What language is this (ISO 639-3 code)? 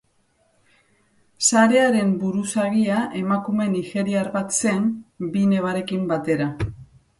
eus